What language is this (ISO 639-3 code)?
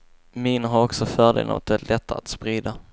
swe